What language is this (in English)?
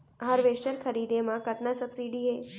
Chhattisgarhi